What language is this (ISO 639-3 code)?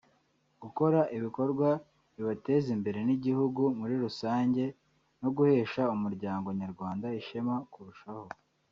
kin